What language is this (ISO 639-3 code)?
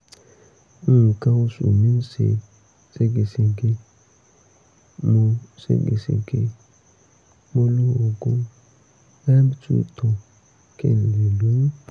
yor